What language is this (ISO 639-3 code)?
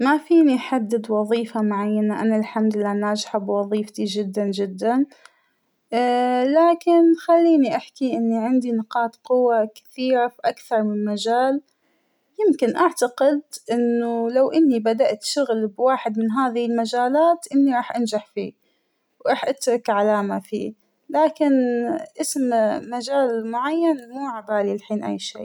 acw